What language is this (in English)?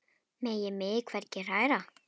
Icelandic